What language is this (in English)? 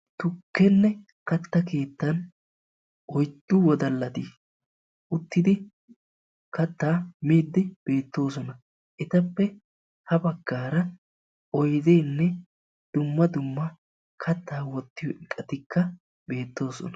Wolaytta